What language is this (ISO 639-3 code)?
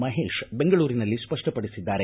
kan